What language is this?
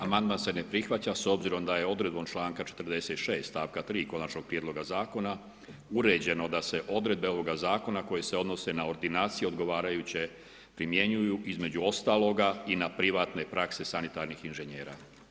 Croatian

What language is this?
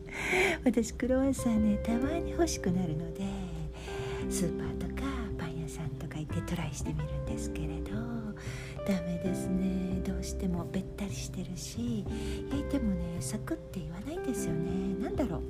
Japanese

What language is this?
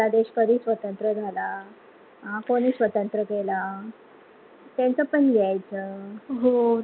Marathi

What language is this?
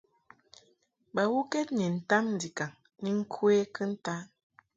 Mungaka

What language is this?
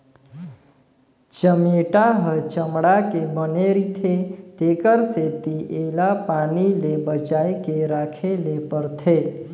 Chhattisgarhi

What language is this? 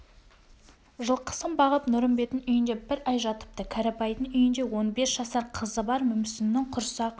Kazakh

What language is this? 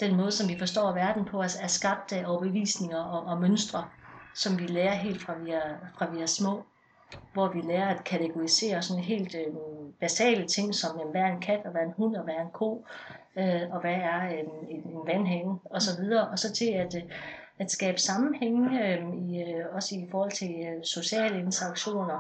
Danish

